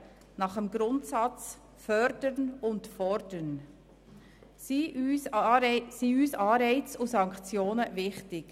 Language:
Swiss German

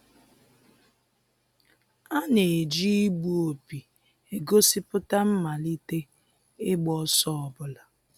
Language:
Igbo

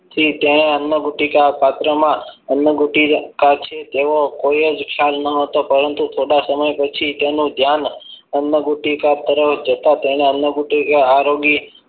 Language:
Gujarati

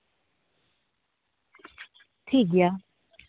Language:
Santali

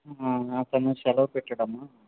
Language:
Telugu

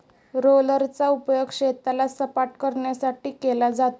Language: Marathi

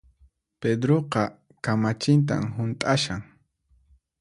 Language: Puno Quechua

